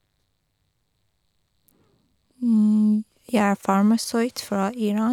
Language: Norwegian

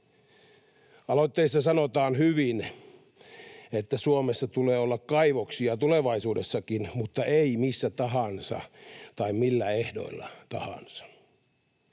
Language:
Finnish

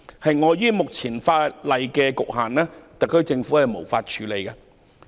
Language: Cantonese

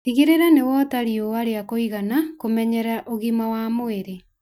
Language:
Kikuyu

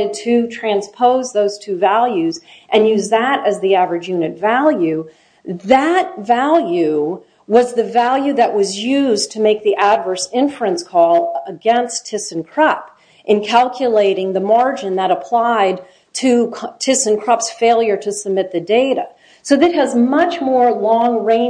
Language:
English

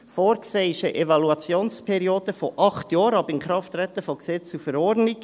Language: Swiss German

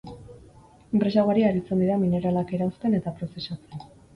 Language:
Basque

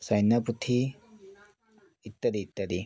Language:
Assamese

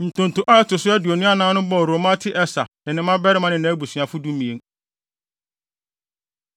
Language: Akan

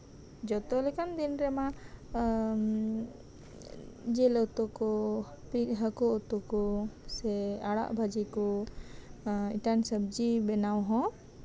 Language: Santali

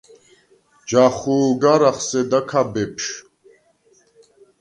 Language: Svan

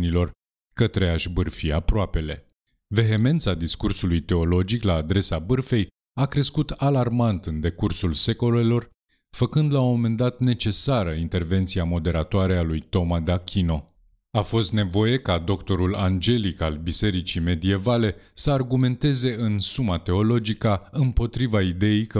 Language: Romanian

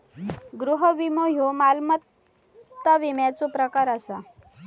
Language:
Marathi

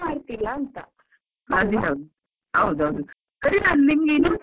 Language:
Kannada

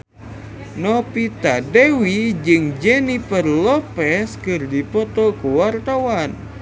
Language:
Sundanese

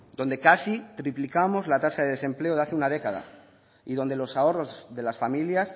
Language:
Spanish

